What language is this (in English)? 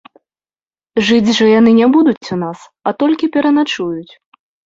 Belarusian